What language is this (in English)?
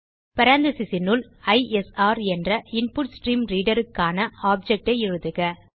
Tamil